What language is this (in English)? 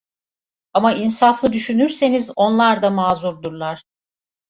Turkish